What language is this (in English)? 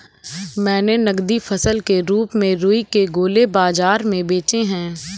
Hindi